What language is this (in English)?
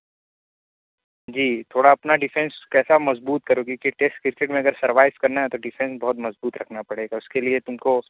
Urdu